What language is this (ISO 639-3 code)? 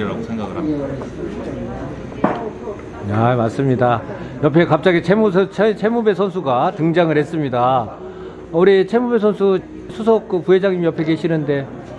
kor